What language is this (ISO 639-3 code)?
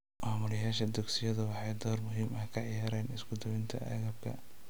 som